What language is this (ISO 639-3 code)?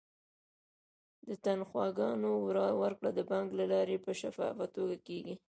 pus